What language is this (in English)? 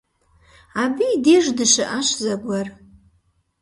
Kabardian